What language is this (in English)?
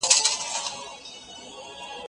Pashto